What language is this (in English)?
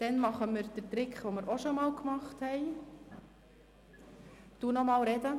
Swiss German